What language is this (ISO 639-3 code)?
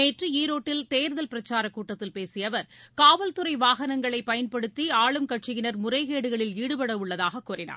tam